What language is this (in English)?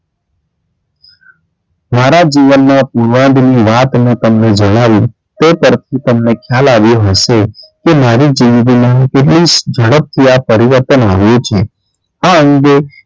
Gujarati